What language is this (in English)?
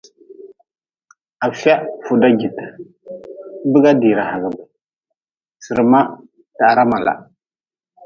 Nawdm